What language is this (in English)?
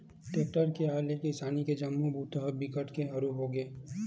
Chhattisgarhi